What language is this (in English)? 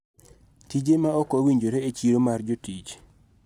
Luo (Kenya and Tanzania)